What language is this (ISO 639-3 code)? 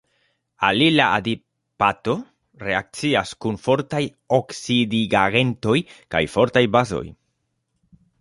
epo